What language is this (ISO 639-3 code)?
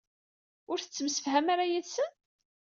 kab